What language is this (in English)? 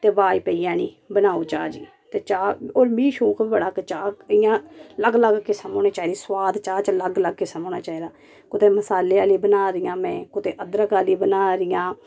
Dogri